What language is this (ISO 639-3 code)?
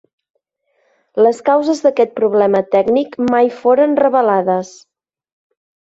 cat